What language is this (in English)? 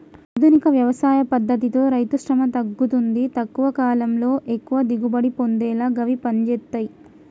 Telugu